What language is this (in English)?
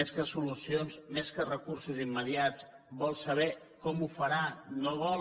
Catalan